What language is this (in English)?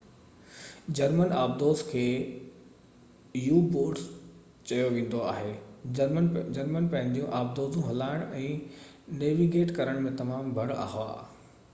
Sindhi